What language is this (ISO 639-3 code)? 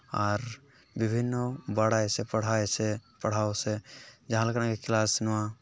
sat